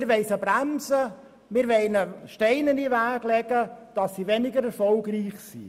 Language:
Swiss German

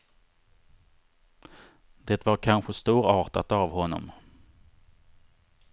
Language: Swedish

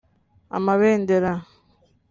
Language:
Kinyarwanda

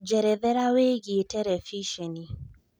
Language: Kikuyu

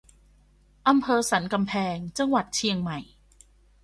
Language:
Thai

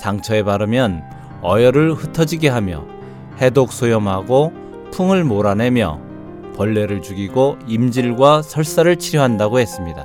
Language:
Korean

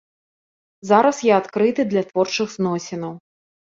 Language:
Belarusian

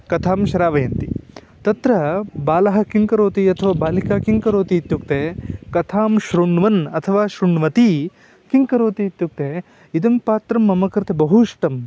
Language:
Sanskrit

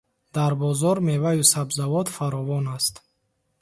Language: Tajik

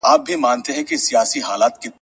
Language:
Pashto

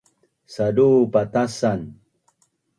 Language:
Bunun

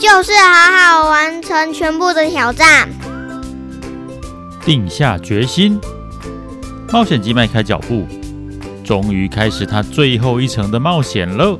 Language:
Chinese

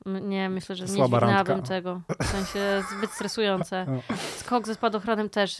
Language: Polish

